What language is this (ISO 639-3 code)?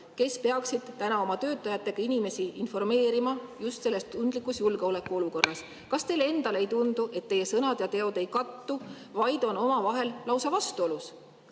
est